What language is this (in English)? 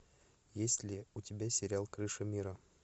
Russian